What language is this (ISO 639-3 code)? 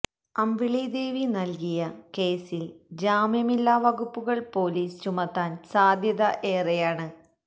mal